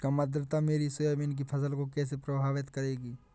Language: Hindi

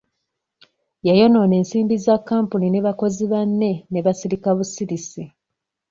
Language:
Ganda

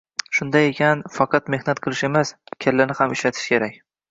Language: Uzbek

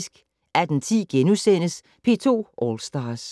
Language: Danish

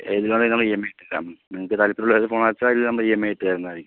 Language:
Malayalam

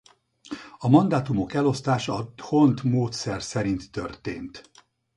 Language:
Hungarian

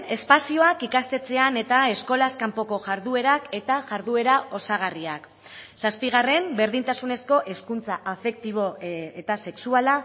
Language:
Basque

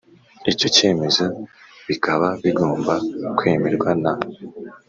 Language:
Kinyarwanda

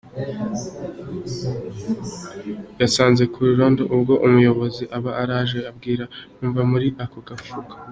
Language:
Kinyarwanda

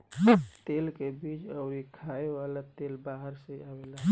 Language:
Bhojpuri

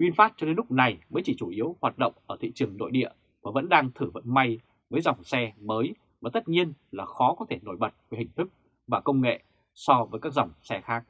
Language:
Vietnamese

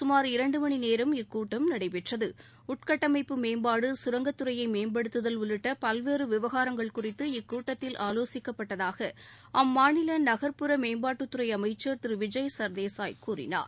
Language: Tamil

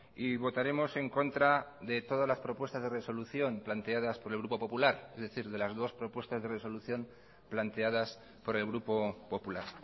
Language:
Spanish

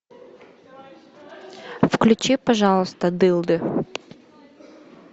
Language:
Russian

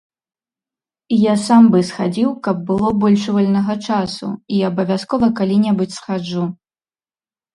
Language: Belarusian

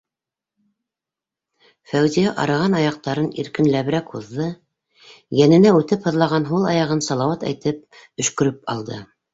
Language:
Bashkir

